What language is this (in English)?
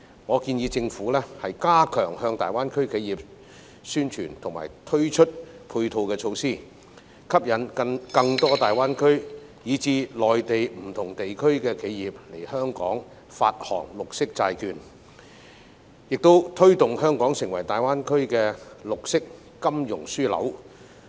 Cantonese